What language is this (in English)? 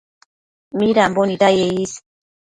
Matsés